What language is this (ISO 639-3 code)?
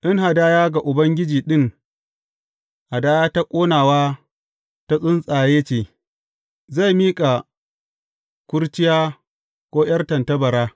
hau